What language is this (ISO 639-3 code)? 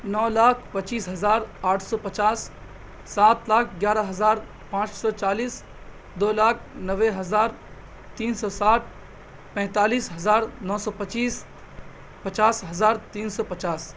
urd